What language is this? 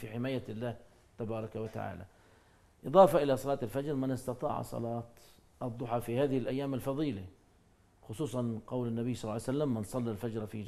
Arabic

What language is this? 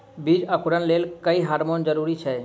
Maithili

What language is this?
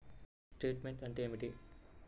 Telugu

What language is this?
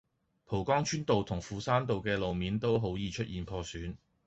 Cantonese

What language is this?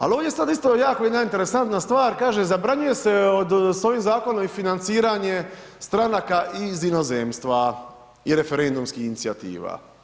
Croatian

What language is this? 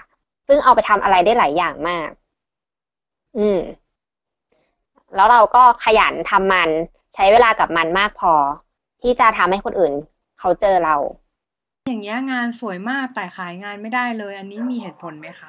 Thai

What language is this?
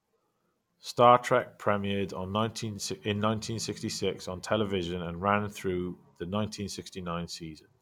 English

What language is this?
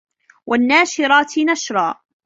Arabic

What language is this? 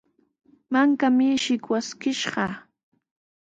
Sihuas Ancash Quechua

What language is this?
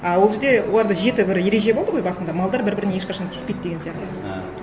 Kazakh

